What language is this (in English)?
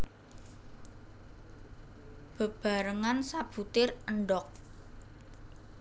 Javanese